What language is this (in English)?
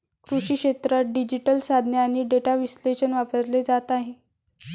Marathi